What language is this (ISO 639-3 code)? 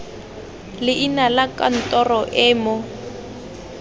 tsn